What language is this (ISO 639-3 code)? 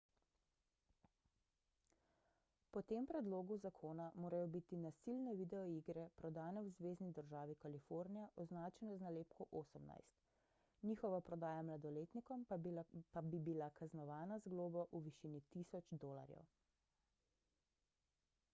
slv